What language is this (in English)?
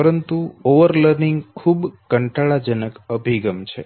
Gujarati